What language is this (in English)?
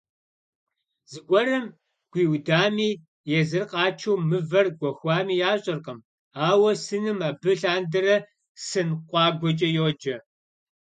Kabardian